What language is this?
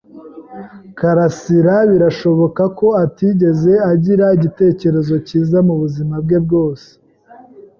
Kinyarwanda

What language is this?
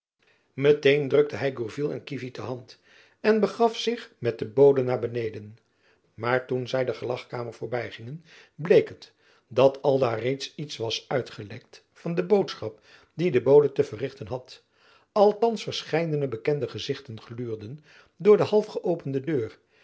Dutch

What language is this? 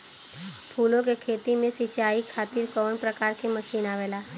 Bhojpuri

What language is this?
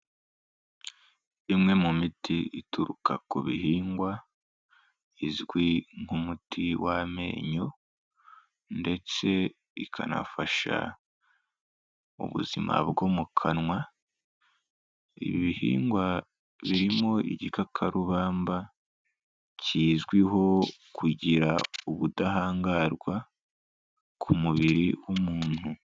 Kinyarwanda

